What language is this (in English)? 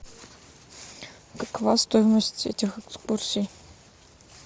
Russian